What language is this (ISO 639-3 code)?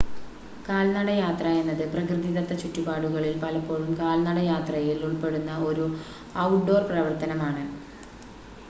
mal